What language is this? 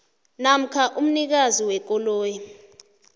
South Ndebele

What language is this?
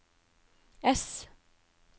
Norwegian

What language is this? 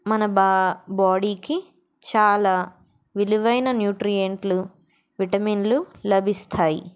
Telugu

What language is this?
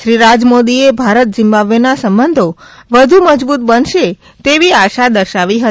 Gujarati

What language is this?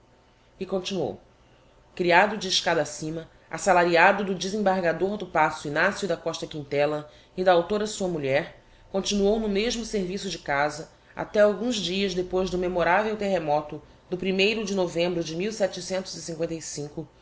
Portuguese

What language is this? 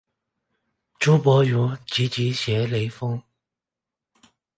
Chinese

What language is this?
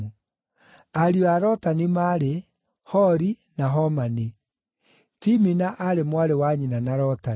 Kikuyu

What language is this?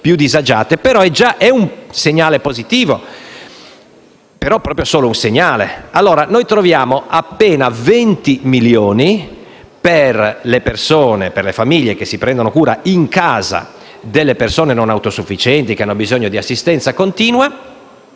Italian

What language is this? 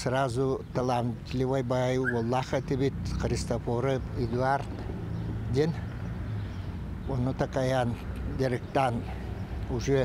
Turkish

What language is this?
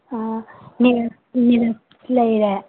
Manipuri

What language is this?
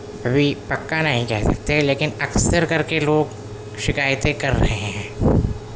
Urdu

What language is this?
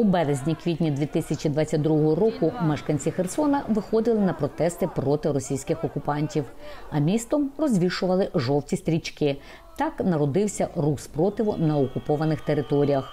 Ukrainian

